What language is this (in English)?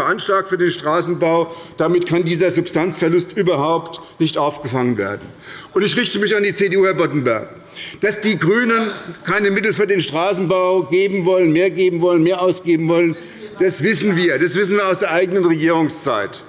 German